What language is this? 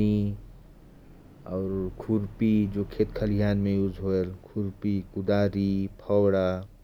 Korwa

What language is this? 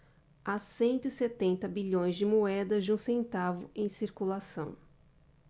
Portuguese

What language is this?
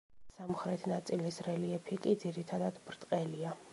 Georgian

